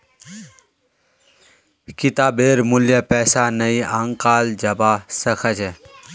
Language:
Magahi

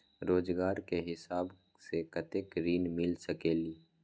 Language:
Magahi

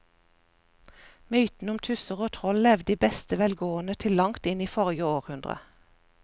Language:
Norwegian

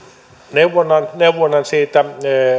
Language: Finnish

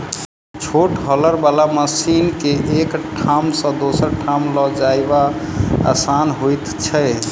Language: Maithili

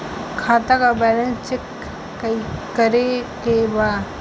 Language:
Bhojpuri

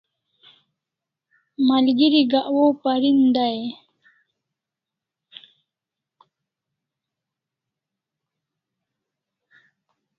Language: Kalasha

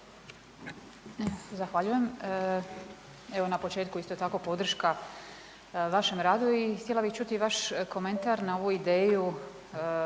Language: Croatian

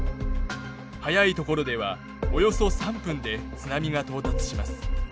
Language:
Japanese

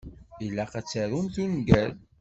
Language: Kabyle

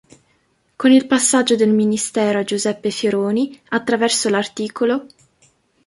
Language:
Italian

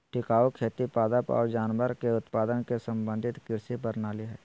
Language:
Magahi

